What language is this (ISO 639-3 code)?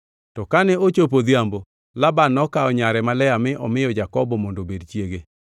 luo